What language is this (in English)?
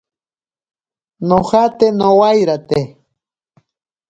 Ashéninka Perené